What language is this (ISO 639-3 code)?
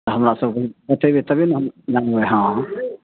mai